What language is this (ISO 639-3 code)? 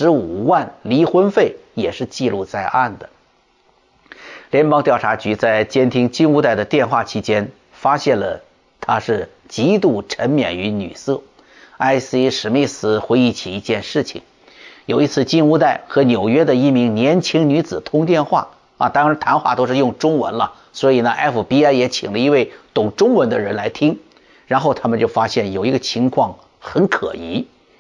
zho